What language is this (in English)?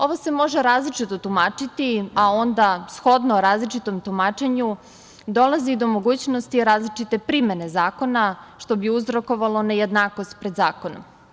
Serbian